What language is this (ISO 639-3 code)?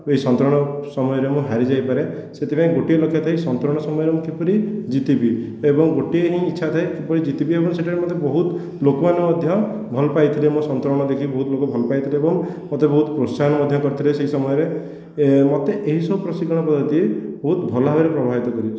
ori